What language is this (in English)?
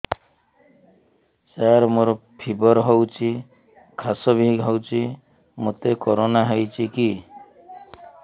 Odia